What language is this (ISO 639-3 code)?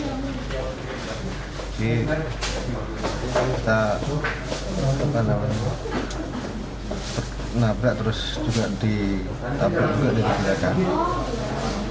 ind